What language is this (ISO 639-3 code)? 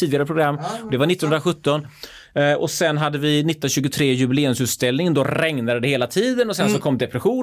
swe